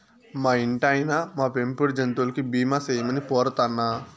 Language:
Telugu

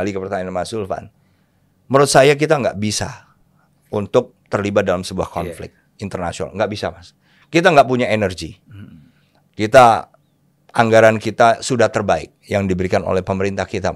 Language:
Indonesian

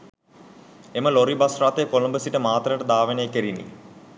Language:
Sinhala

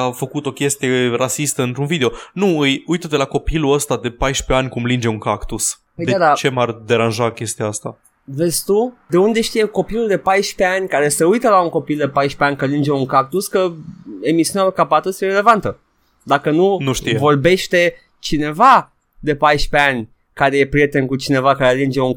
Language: Romanian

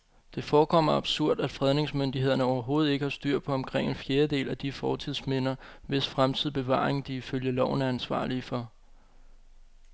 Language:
Danish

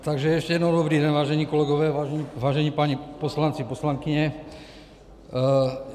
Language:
Czech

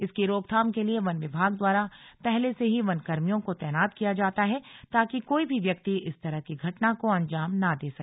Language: Hindi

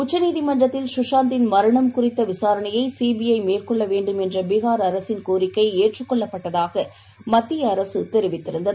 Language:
Tamil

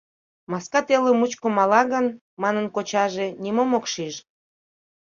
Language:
Mari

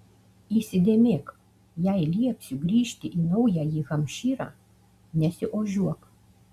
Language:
Lithuanian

